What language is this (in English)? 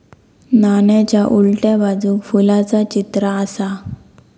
Marathi